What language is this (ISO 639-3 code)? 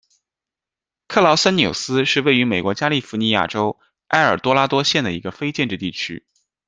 zho